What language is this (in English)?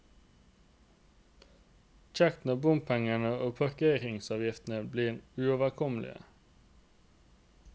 Norwegian